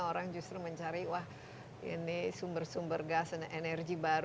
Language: Indonesian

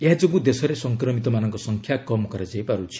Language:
Odia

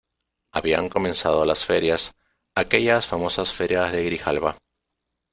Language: Spanish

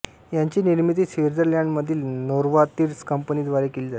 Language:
Marathi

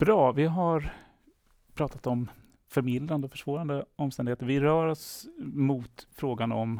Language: Swedish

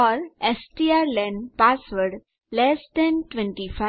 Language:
Gujarati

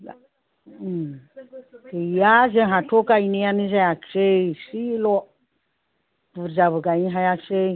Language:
Bodo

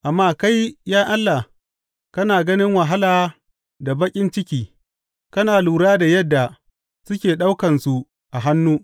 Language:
Hausa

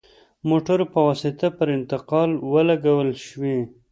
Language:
Pashto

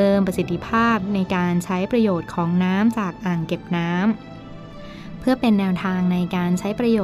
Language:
Thai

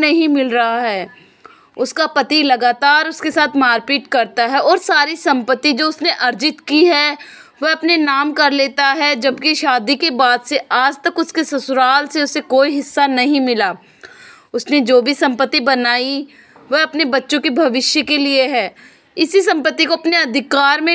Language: Hindi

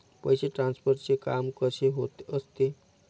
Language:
Marathi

